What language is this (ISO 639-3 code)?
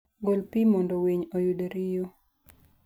luo